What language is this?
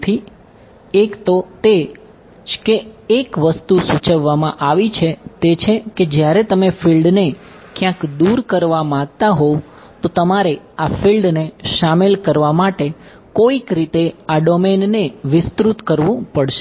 Gujarati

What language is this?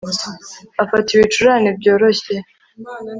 Kinyarwanda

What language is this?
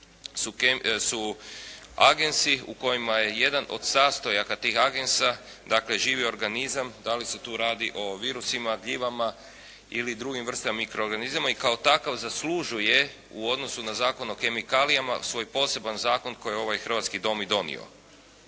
Croatian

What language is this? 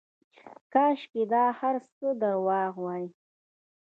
Pashto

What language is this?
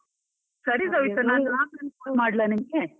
Kannada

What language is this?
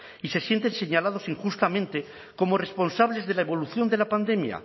Spanish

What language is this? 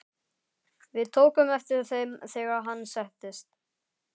Icelandic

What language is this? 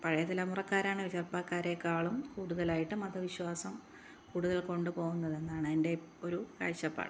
Malayalam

